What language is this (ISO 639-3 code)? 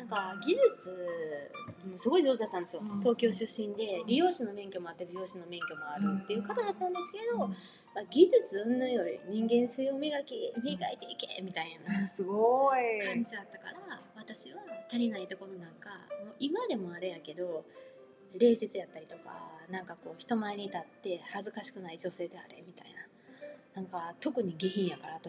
jpn